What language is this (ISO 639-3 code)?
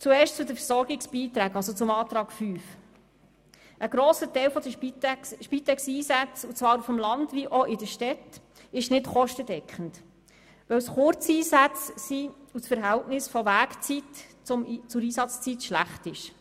gsw